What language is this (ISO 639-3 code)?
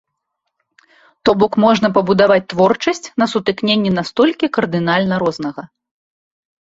bel